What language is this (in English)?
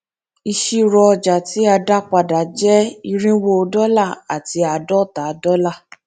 Yoruba